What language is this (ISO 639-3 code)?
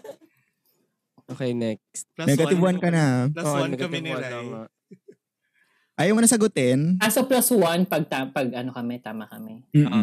fil